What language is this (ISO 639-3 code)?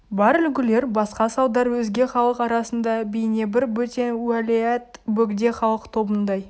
kaz